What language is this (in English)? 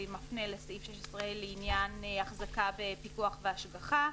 Hebrew